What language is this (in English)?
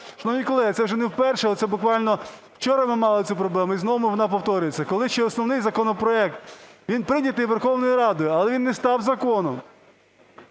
Ukrainian